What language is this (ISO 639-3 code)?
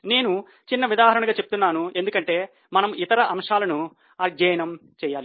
tel